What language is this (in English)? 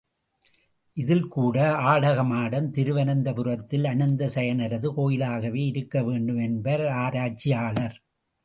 Tamil